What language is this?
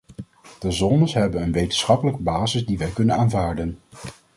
Dutch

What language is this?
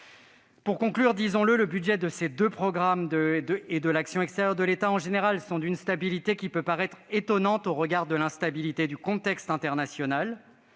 French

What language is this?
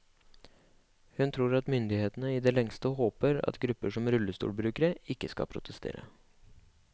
Norwegian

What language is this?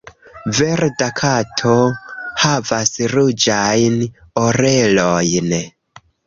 Esperanto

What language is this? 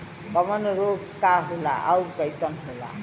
Bhojpuri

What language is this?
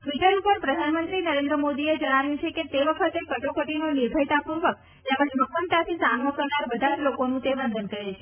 Gujarati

